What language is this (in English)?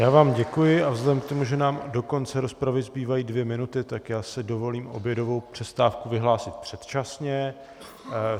Czech